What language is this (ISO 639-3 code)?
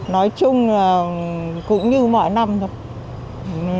vie